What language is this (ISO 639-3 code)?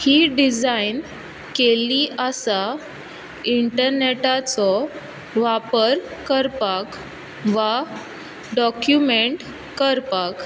kok